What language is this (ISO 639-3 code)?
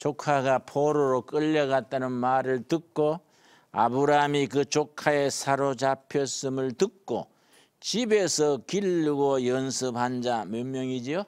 kor